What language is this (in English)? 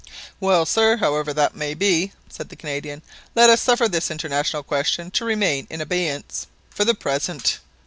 English